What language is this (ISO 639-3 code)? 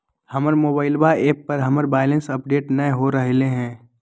mag